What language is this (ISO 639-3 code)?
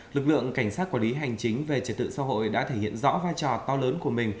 vie